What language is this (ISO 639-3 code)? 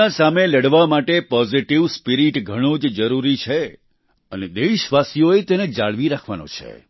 guj